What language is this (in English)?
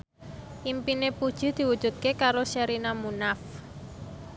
Javanese